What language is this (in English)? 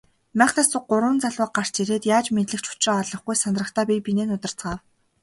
Mongolian